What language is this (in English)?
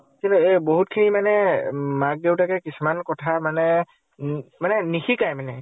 Assamese